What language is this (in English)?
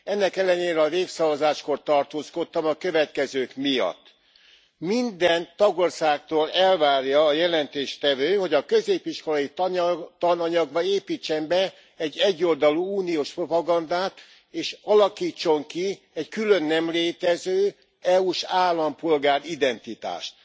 Hungarian